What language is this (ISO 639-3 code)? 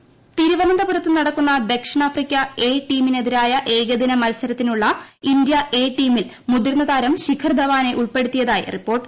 mal